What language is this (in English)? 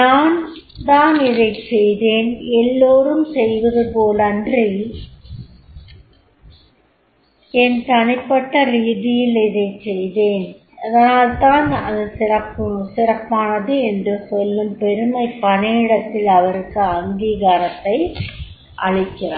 Tamil